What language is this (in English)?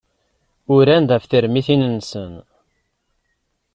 Kabyle